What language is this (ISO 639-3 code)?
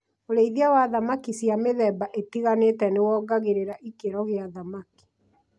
kik